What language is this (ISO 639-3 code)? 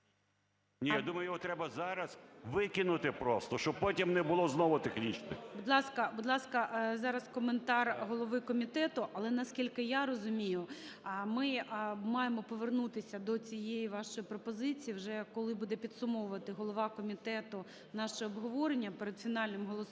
ukr